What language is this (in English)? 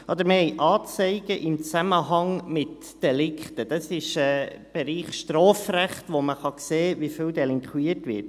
Swiss German